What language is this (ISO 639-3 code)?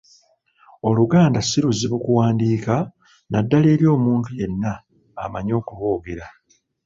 lug